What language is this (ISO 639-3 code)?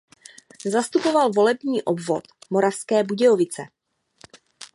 ces